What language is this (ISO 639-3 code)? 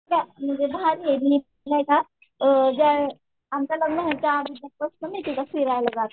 mar